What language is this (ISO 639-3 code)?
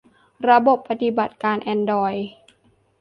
tha